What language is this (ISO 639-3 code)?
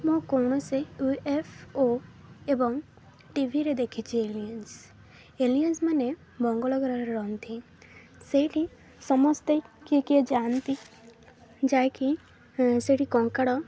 ori